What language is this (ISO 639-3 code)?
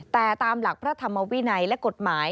tha